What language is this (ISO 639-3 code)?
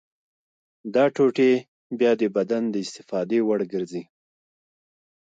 pus